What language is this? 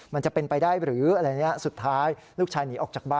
Thai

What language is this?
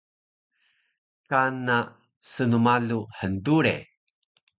Taroko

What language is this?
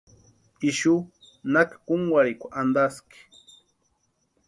Western Highland Purepecha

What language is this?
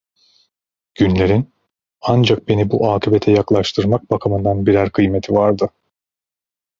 Turkish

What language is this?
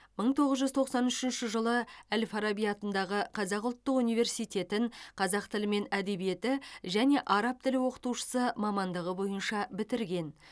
Kazakh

